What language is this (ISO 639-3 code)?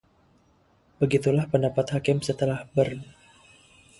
ind